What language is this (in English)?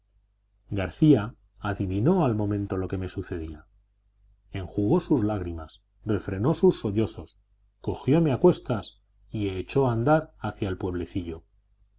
Spanish